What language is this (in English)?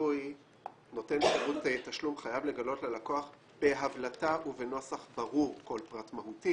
Hebrew